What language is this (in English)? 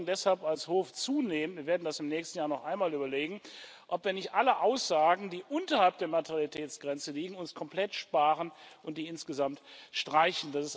German